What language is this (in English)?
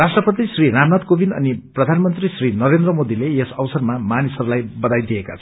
Nepali